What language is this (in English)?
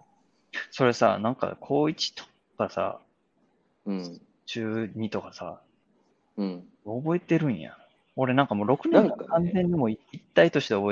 Japanese